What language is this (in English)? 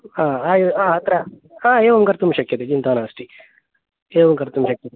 Sanskrit